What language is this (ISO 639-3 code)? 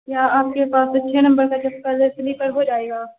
urd